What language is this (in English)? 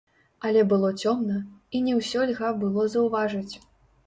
Belarusian